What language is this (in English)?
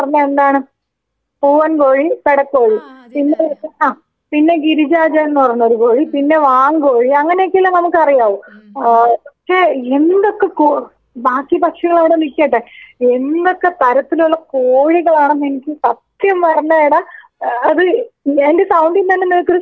Malayalam